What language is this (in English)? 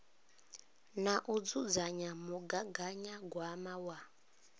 Venda